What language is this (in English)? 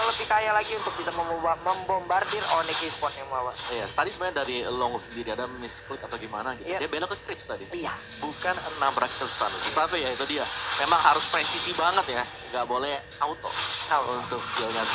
Indonesian